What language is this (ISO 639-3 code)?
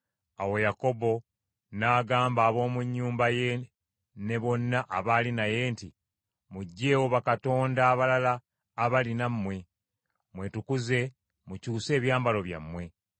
lug